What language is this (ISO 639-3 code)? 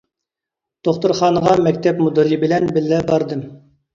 uig